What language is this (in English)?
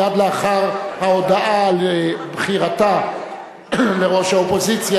Hebrew